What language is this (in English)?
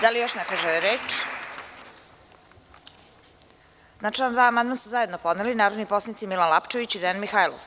Serbian